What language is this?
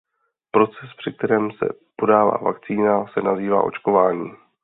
Czech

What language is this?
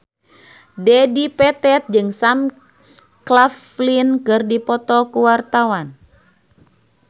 Sundanese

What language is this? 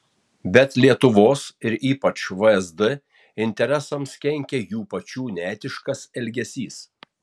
Lithuanian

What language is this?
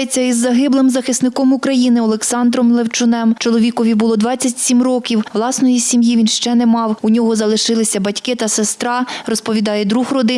Ukrainian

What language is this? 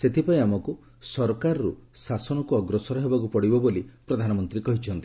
Odia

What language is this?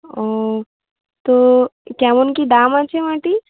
Bangla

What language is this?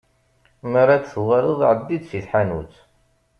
Kabyle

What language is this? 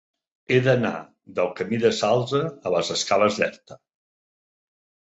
Catalan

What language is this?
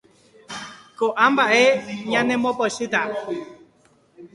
Guarani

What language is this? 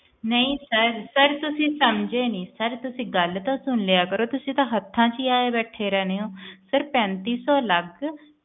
Punjabi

